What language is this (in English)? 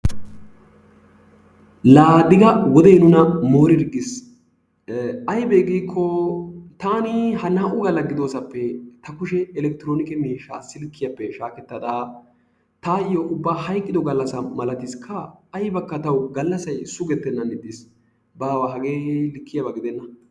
Wolaytta